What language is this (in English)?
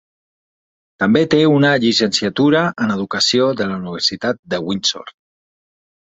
Catalan